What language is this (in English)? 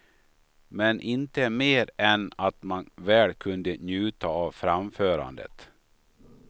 Swedish